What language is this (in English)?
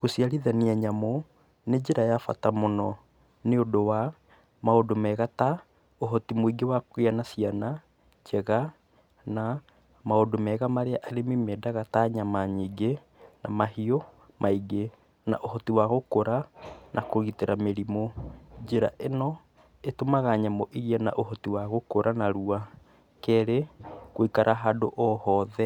Kikuyu